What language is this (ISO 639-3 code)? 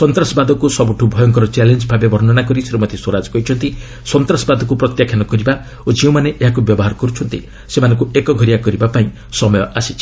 ori